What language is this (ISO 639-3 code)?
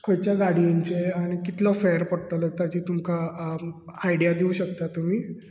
kok